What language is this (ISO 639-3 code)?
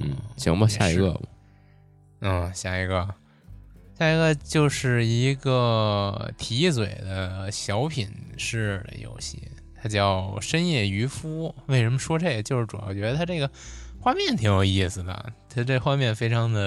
zho